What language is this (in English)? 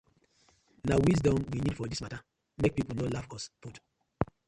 Nigerian Pidgin